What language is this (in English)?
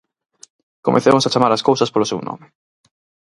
Galician